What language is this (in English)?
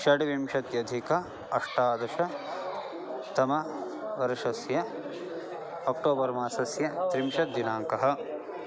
Sanskrit